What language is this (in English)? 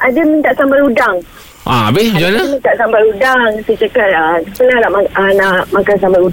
Malay